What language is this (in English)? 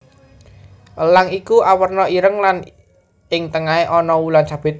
Javanese